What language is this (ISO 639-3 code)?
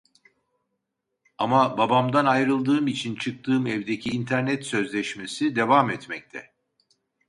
tur